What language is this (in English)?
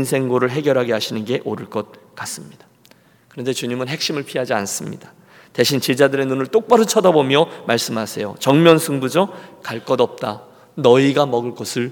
Korean